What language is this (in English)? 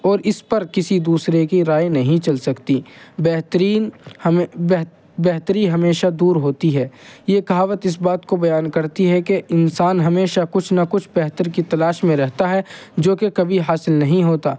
Urdu